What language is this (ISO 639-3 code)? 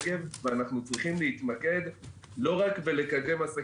heb